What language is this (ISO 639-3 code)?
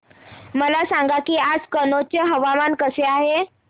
mar